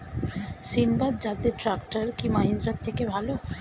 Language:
Bangla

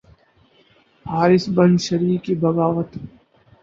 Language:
Urdu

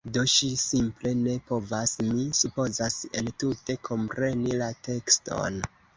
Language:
Esperanto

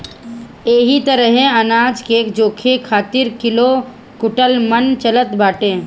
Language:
Bhojpuri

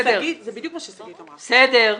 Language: Hebrew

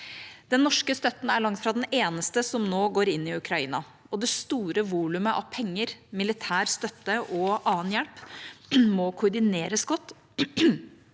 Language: Norwegian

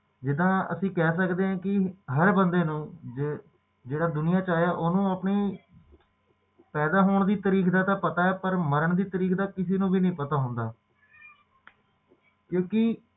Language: Punjabi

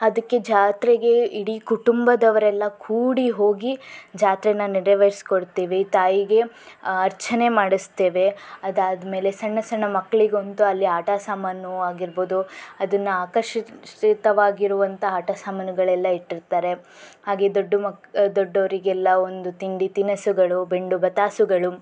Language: Kannada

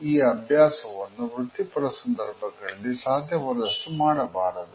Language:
Kannada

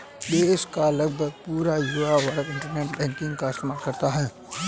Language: Hindi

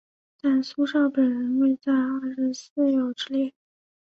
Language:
Chinese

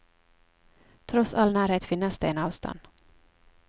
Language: Norwegian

